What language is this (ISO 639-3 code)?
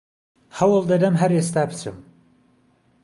ckb